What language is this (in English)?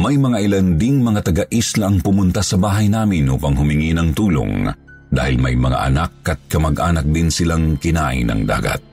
Filipino